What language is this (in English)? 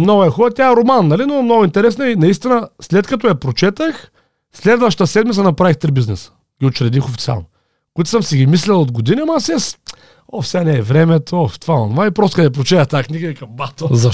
Bulgarian